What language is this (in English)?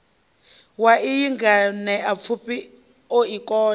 Venda